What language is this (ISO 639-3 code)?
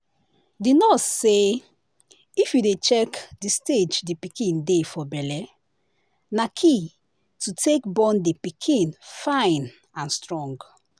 pcm